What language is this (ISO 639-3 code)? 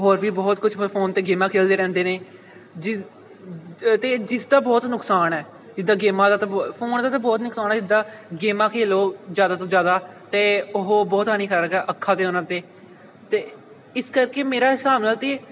pan